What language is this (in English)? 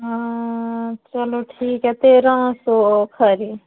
Dogri